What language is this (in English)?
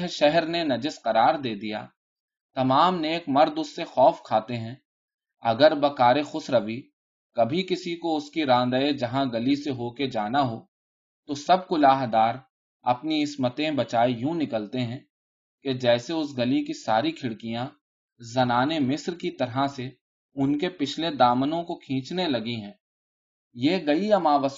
Urdu